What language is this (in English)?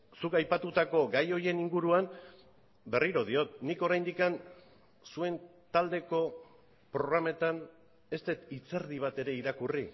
Basque